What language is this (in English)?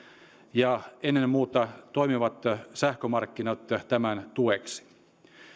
Finnish